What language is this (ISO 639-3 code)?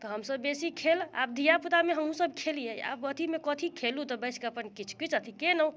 mai